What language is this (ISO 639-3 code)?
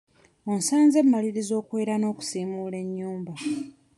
lug